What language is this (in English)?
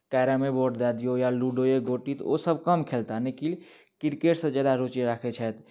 Maithili